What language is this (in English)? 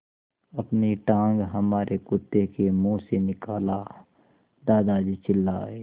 Hindi